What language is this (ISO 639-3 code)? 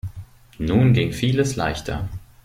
deu